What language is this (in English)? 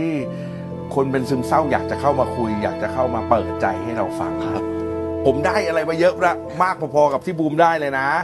Thai